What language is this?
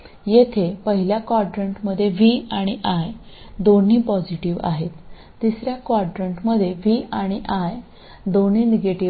Marathi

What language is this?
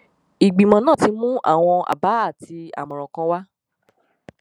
Yoruba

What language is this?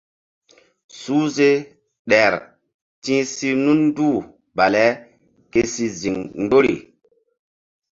Mbum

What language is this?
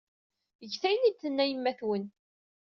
Kabyle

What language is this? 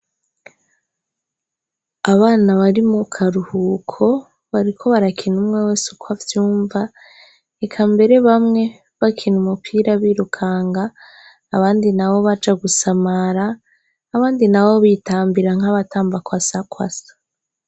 Rundi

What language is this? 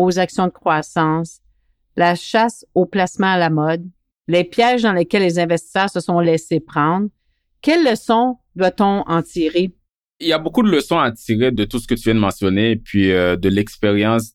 French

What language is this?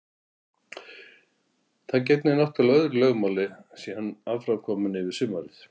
Icelandic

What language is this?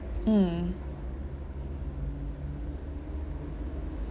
English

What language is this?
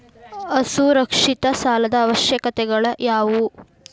Kannada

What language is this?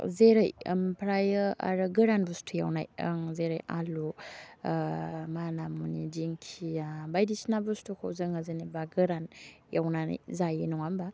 Bodo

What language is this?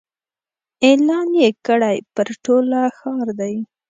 Pashto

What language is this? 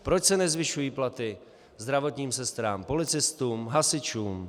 Czech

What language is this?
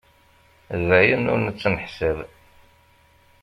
Kabyle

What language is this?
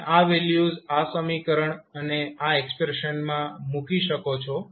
Gujarati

